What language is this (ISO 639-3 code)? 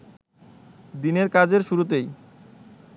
ben